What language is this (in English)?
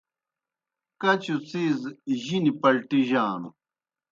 Kohistani Shina